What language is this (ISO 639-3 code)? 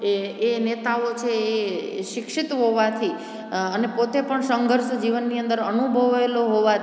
guj